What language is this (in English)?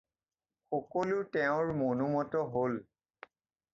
Assamese